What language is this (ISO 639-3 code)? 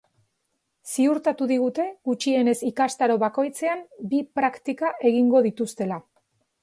eus